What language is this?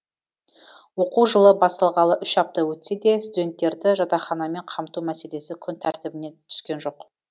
Kazakh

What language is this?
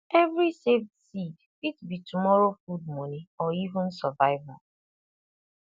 Nigerian Pidgin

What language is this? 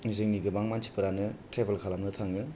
Bodo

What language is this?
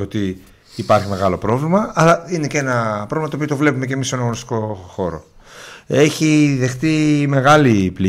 Greek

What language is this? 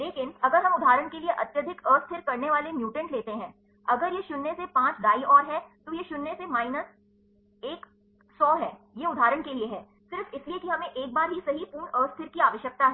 Hindi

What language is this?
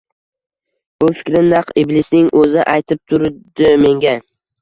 Uzbek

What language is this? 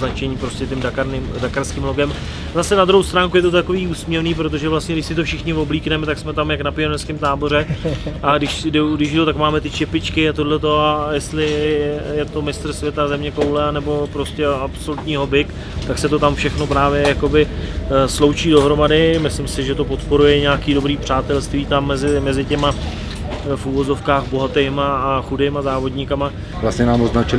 Czech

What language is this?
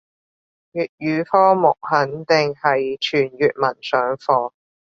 Cantonese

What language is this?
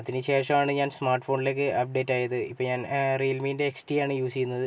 Malayalam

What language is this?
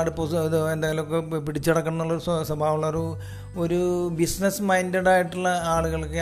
Malayalam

